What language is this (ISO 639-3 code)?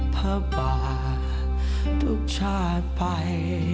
tha